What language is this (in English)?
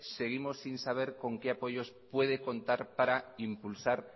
Spanish